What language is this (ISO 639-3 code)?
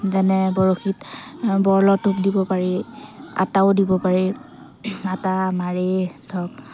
asm